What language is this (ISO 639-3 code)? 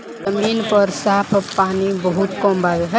bho